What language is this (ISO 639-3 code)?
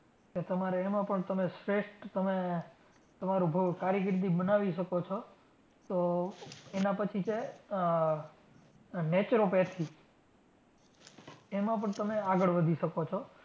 guj